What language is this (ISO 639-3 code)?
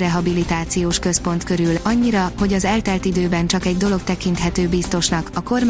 hun